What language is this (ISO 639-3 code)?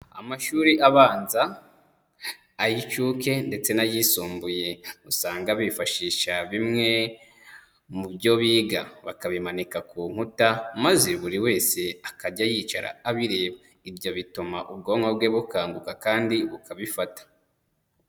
kin